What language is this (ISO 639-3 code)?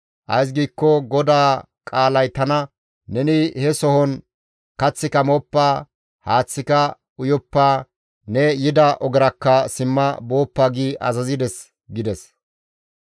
gmv